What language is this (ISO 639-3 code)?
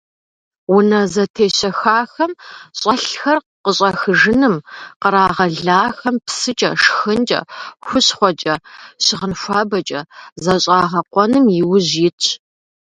kbd